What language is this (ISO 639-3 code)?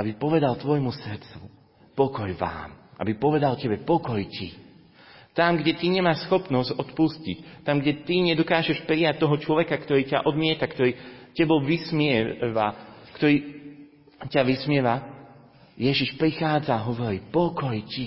slk